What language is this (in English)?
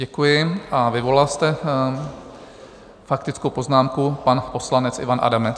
Czech